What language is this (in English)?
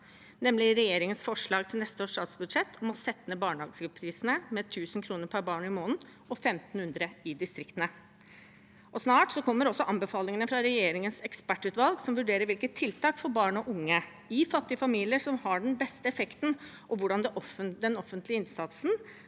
Norwegian